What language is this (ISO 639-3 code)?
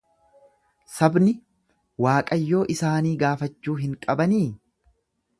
orm